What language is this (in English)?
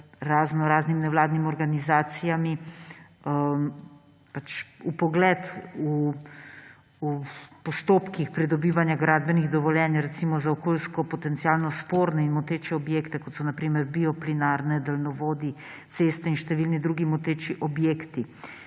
Slovenian